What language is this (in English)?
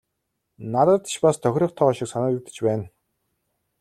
Mongolian